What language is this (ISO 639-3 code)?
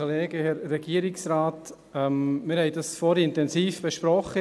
gsw